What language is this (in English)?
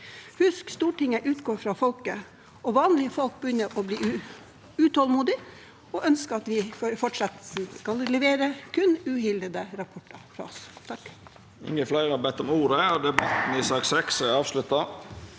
Norwegian